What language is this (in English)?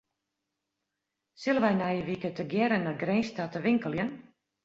Western Frisian